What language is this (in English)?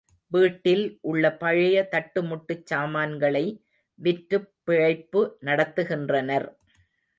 Tamil